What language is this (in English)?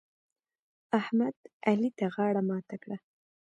Pashto